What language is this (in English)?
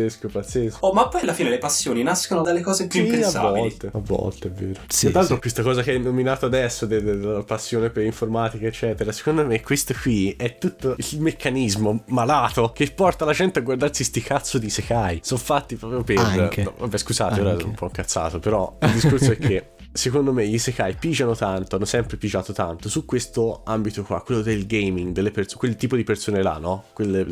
Italian